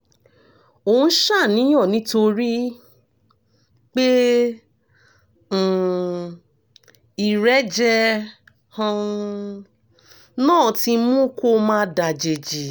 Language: Yoruba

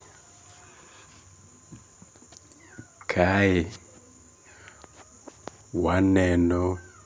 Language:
Luo (Kenya and Tanzania)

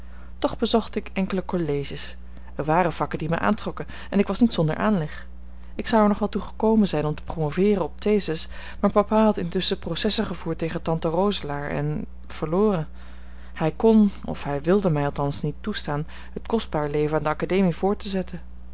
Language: Dutch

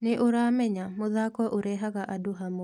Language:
Kikuyu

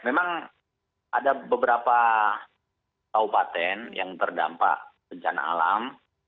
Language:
Indonesian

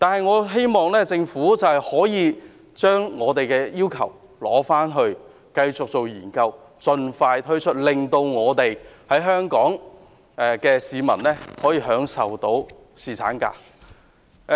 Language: Cantonese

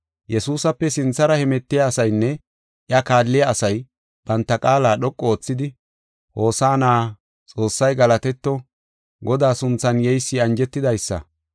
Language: Gofa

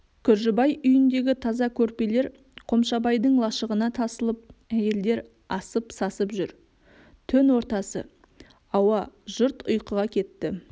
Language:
Kazakh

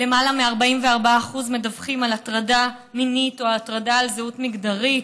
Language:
Hebrew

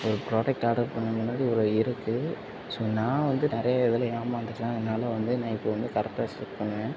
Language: Tamil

